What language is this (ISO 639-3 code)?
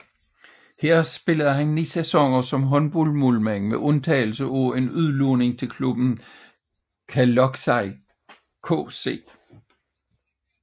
dan